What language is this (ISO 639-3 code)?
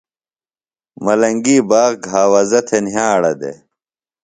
phl